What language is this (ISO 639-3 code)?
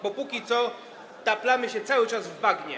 pol